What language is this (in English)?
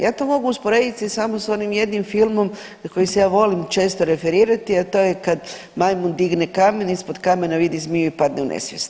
Croatian